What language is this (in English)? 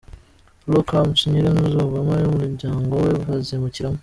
Kinyarwanda